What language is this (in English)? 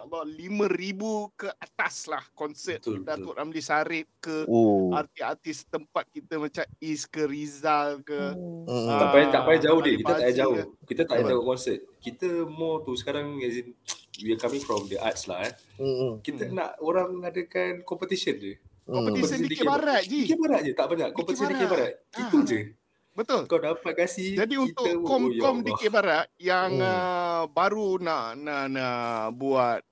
Malay